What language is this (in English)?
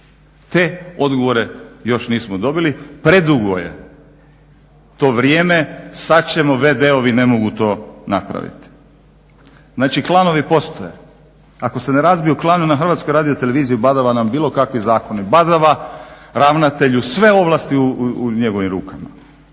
Croatian